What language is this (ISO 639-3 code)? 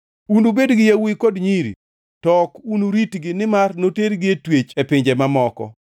luo